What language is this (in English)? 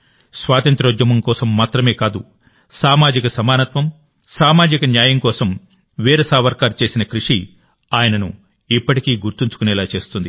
Telugu